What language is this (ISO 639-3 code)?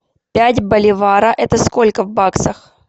rus